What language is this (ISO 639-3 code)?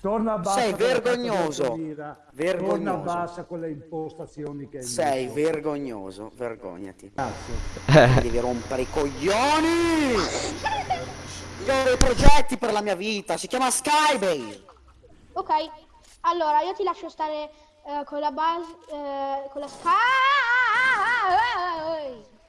ita